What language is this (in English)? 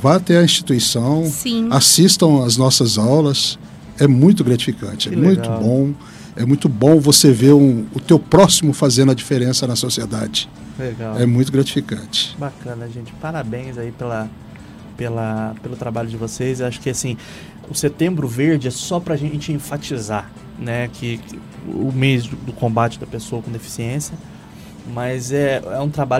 Portuguese